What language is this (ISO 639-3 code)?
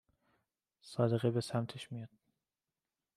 fas